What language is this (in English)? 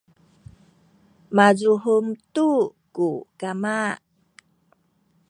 Sakizaya